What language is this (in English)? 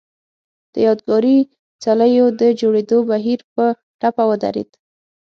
Pashto